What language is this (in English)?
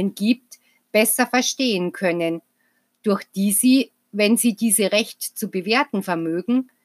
German